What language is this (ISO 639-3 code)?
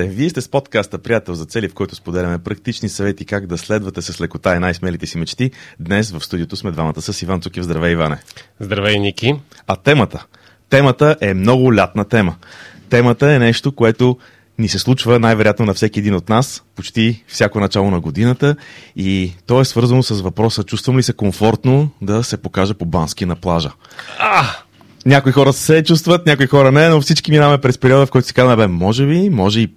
bul